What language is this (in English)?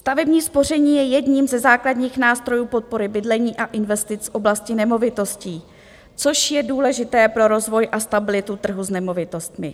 Czech